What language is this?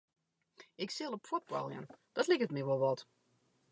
Western Frisian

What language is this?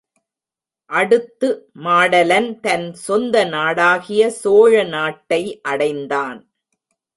Tamil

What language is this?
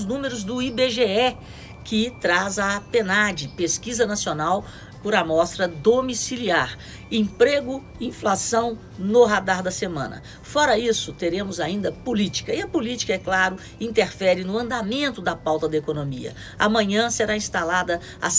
Portuguese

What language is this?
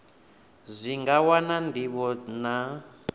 Venda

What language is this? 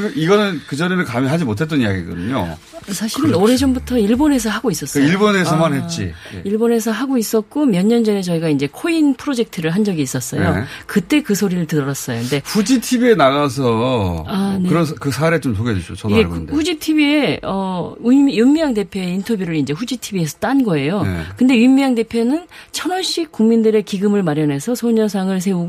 Korean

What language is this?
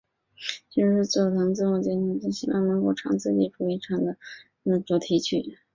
Chinese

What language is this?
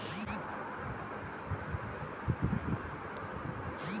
Bhojpuri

